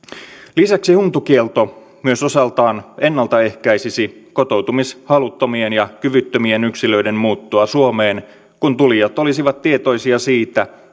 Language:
Finnish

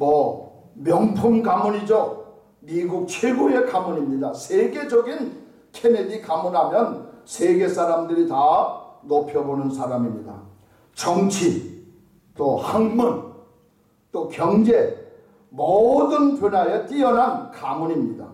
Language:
Korean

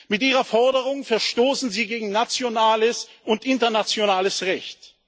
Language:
German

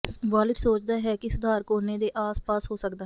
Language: Punjabi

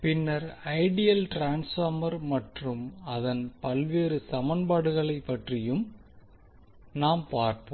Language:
Tamil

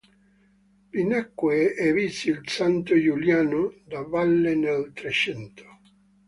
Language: Italian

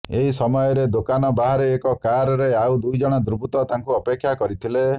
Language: Odia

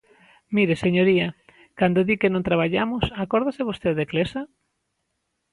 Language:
Galician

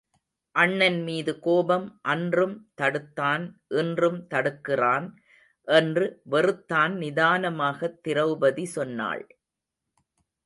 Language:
Tamil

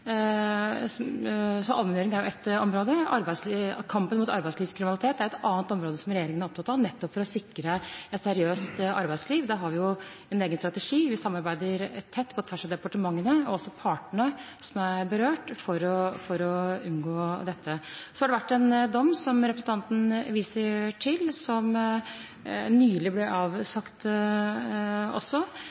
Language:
Norwegian Bokmål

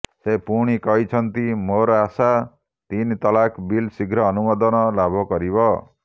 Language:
Odia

